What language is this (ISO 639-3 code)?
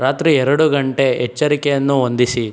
kan